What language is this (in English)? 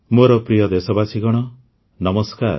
Odia